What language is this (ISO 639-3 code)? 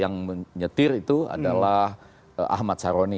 ind